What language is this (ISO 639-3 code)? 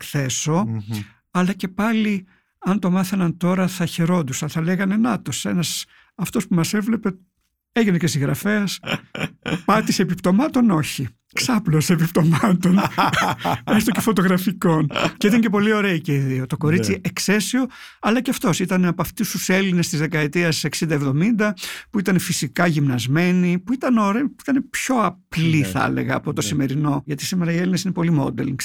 ell